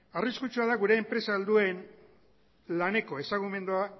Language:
Basque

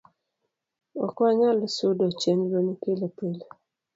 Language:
Luo (Kenya and Tanzania)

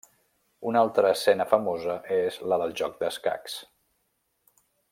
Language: Catalan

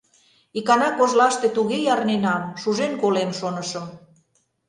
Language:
Mari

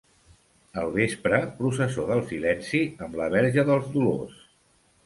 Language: Catalan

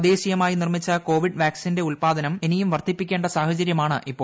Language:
Malayalam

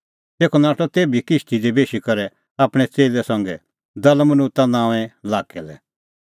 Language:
Kullu Pahari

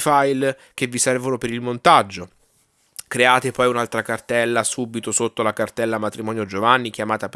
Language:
Italian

